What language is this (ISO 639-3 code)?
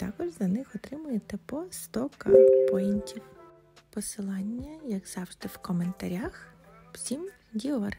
ukr